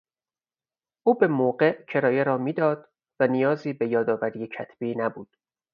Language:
Persian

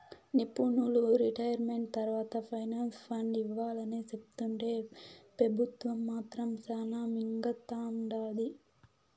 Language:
Telugu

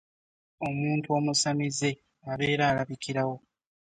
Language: Ganda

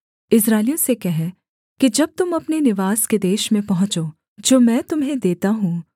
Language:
Hindi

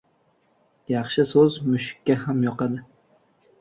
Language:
Uzbek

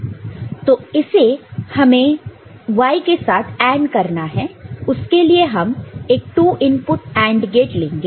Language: Hindi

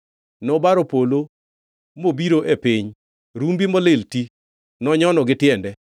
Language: Luo (Kenya and Tanzania)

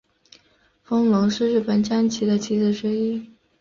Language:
Chinese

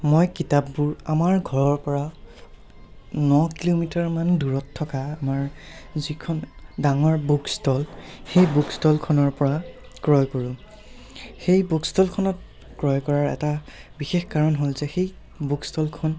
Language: Assamese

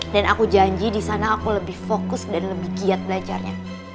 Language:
Indonesian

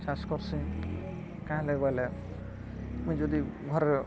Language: Odia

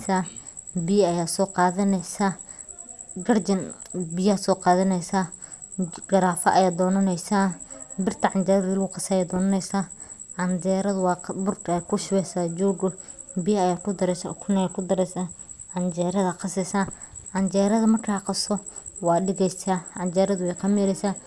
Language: Somali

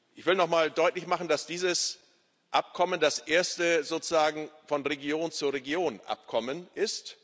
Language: German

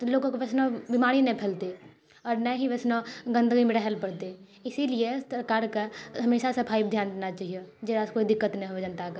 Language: Maithili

